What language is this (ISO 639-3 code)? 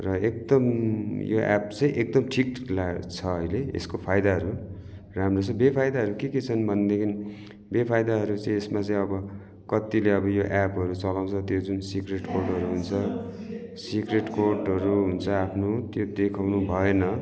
nep